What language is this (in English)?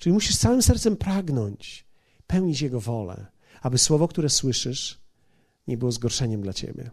Polish